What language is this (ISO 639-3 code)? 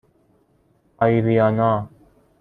fas